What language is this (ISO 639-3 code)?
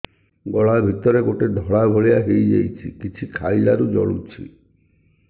ori